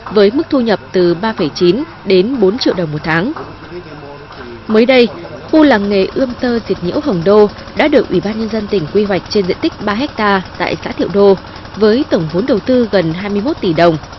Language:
Vietnamese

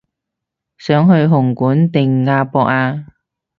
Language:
Cantonese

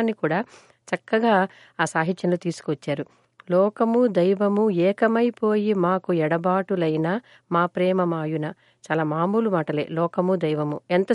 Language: Telugu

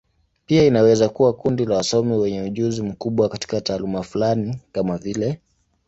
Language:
Swahili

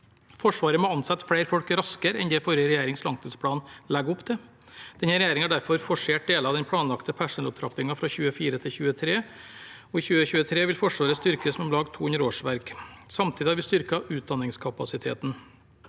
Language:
Norwegian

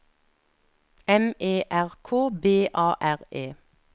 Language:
Norwegian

